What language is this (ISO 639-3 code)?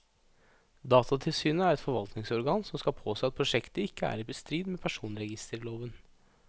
nor